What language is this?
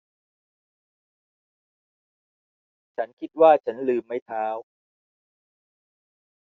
Thai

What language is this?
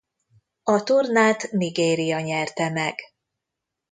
Hungarian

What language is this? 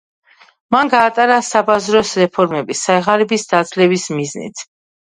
Georgian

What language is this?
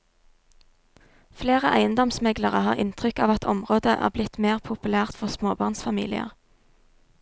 Norwegian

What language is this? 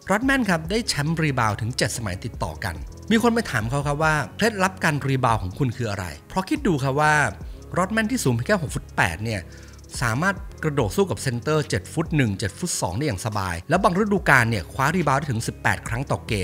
Thai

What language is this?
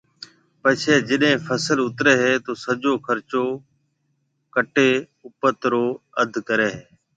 Marwari (Pakistan)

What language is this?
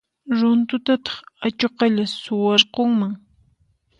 Puno Quechua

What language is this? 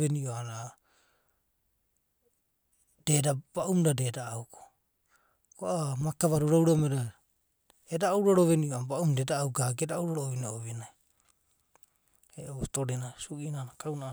Abadi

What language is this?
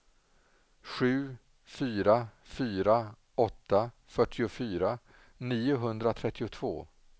Swedish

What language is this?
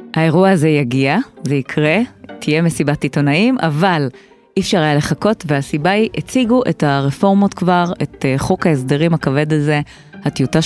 Hebrew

